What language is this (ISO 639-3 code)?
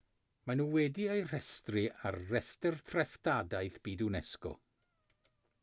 cym